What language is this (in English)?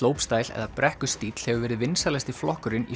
Icelandic